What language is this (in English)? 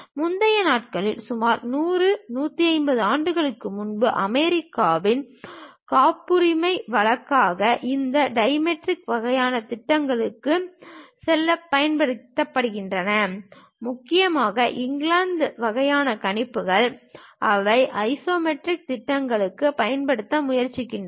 Tamil